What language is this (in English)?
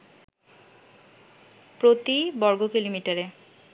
Bangla